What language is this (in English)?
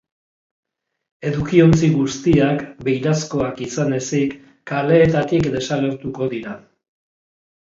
Basque